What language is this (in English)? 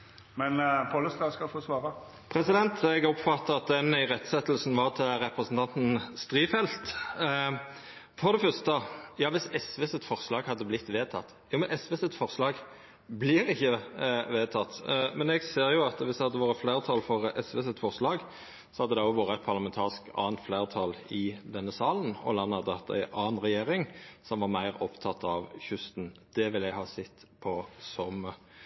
Norwegian Nynorsk